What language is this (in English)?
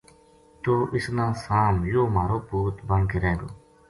Gujari